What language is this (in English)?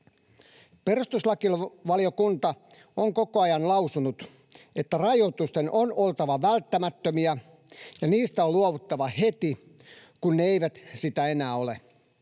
Finnish